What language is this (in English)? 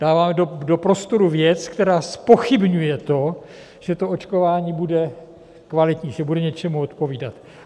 Czech